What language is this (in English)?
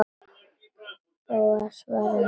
Icelandic